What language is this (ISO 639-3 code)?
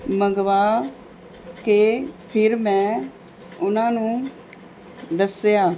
pan